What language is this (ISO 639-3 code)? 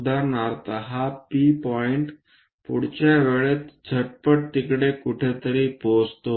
mar